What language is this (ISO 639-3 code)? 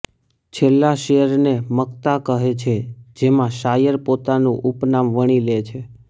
guj